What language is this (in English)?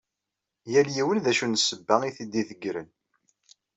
Kabyle